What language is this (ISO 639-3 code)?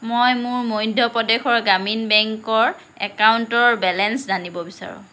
asm